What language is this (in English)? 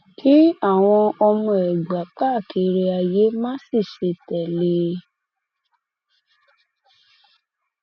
Yoruba